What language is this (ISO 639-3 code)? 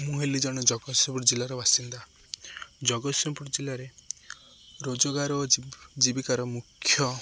ori